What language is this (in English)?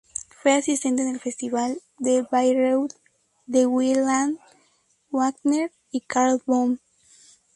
Spanish